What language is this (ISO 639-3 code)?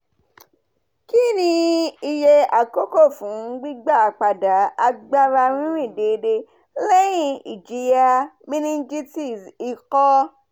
yor